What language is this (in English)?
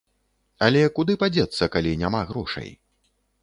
Belarusian